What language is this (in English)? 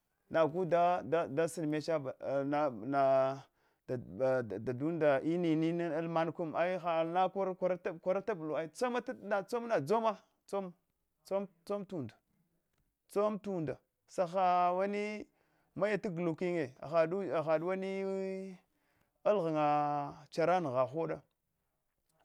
Hwana